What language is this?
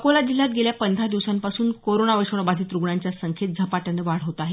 Marathi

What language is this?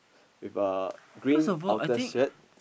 English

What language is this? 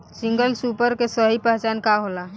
Bhojpuri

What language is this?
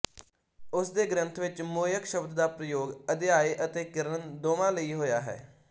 Punjabi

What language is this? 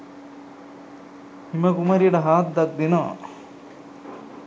Sinhala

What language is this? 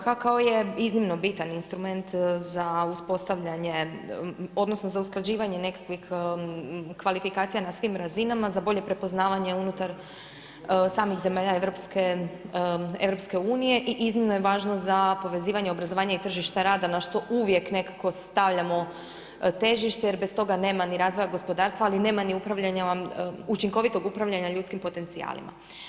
Croatian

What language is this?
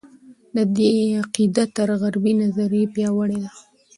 Pashto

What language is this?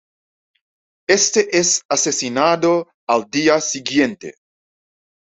Spanish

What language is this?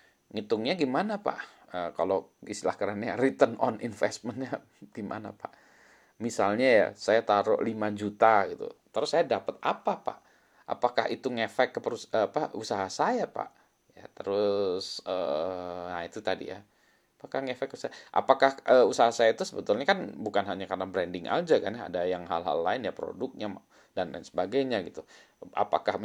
Indonesian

